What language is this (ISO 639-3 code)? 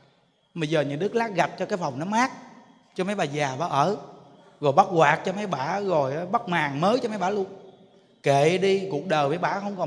vie